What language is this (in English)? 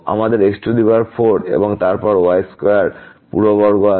Bangla